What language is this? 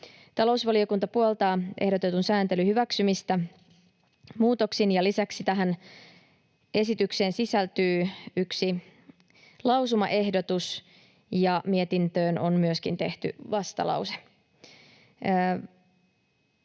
Finnish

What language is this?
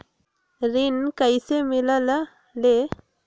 Magahi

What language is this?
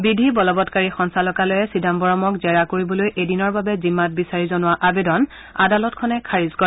Assamese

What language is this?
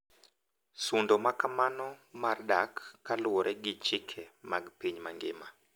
Luo (Kenya and Tanzania)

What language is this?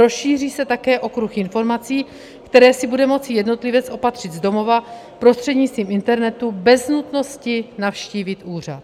Czech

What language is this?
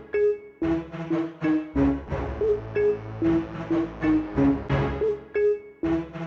Indonesian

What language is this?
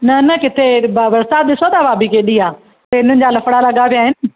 Sindhi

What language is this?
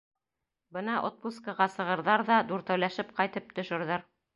Bashkir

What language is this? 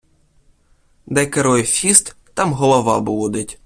Ukrainian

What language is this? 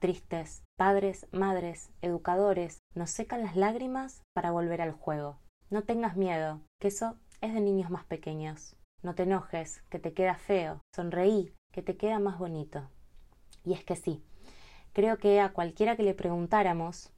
Spanish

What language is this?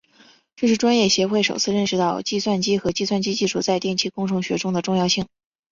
Chinese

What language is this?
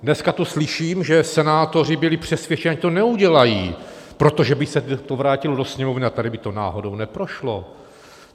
Czech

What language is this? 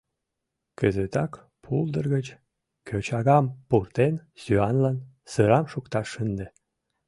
Mari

